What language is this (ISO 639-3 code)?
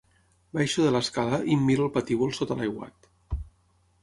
cat